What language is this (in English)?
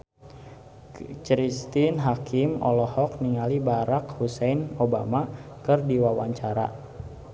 Sundanese